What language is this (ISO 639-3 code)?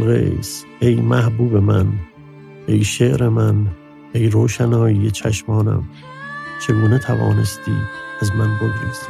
fas